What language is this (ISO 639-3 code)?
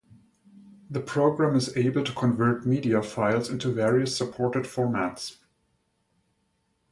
eng